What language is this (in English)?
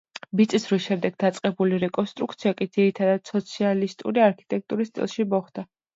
Georgian